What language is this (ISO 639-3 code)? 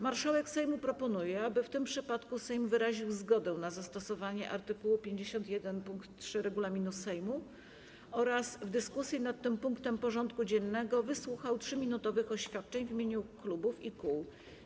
pol